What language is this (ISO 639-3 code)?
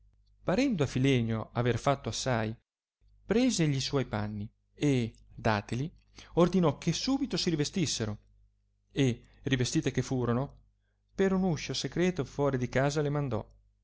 ita